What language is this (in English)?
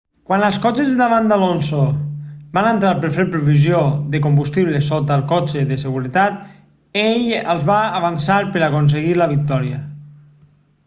Catalan